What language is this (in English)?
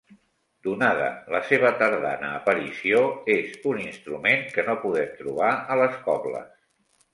Catalan